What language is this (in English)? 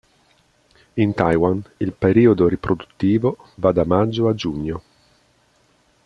Italian